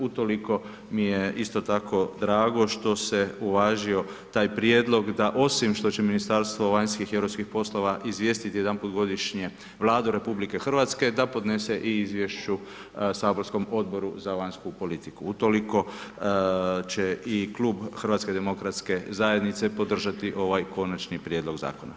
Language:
Croatian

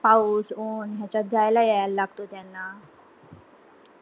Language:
Marathi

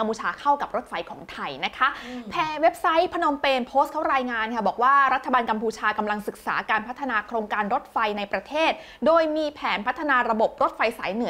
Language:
Thai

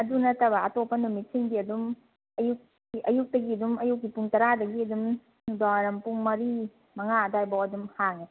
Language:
Manipuri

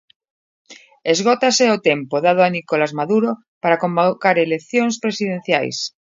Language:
Galician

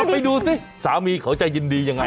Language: Thai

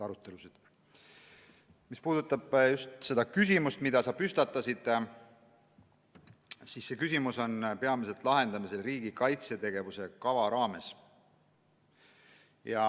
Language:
Estonian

